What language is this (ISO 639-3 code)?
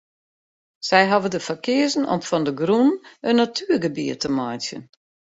fry